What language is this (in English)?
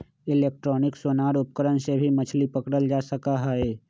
Magahi